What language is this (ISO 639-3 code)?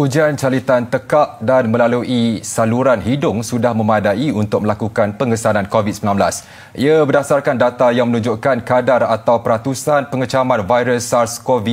msa